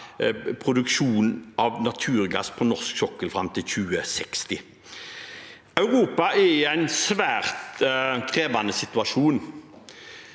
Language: Norwegian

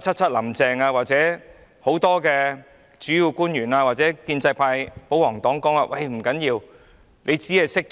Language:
Cantonese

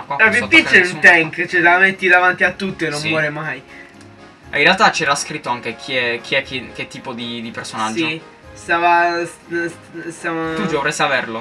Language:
Italian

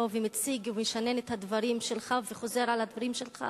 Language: Hebrew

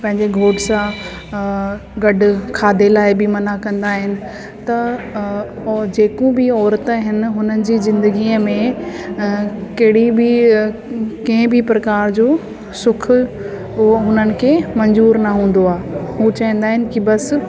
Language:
Sindhi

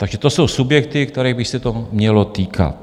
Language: Czech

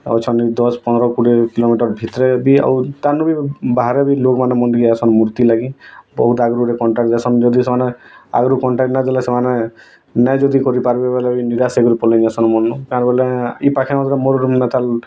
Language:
Odia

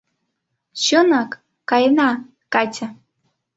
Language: Mari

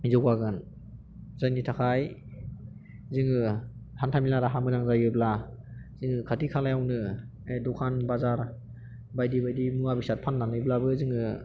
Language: Bodo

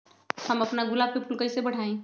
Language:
Magahi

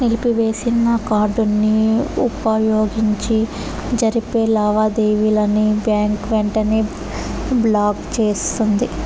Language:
Telugu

